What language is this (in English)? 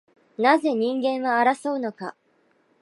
Japanese